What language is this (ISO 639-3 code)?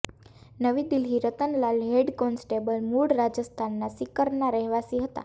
guj